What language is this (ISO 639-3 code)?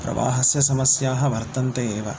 san